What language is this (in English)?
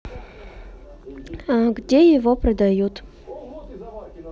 Russian